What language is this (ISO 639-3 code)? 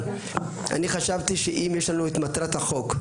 heb